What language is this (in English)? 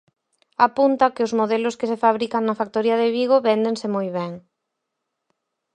Galician